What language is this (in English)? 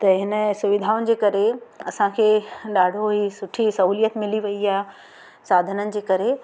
Sindhi